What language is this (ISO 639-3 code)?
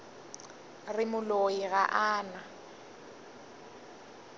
nso